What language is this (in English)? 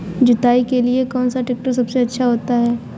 Hindi